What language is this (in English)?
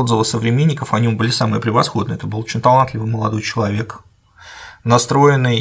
Russian